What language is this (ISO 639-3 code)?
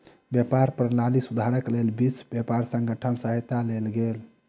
mai